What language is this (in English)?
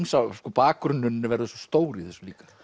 Icelandic